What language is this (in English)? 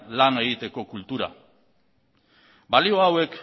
Basque